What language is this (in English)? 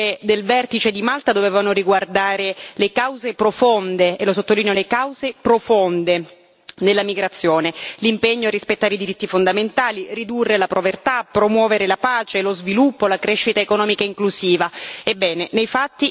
Italian